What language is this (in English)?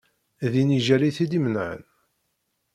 Kabyle